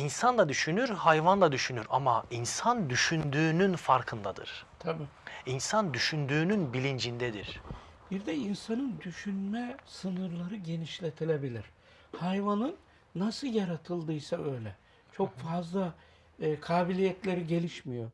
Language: Turkish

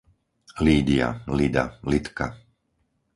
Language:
Slovak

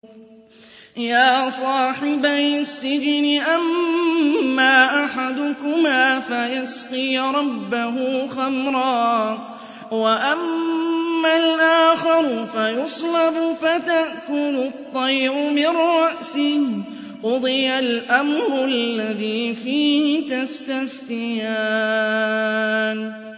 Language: Arabic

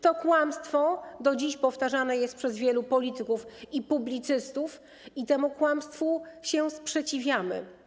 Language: Polish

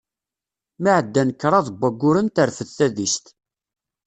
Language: Kabyle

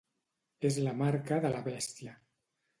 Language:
Catalan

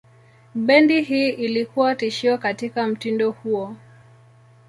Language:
Swahili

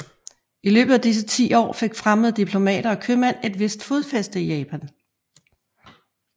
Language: Danish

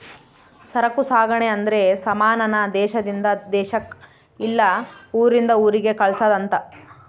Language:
Kannada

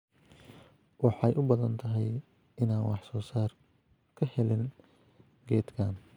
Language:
Somali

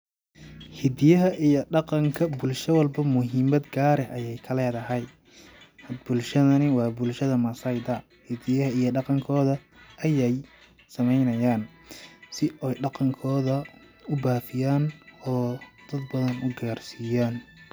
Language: Somali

